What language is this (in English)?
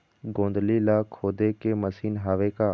Chhattisgarhi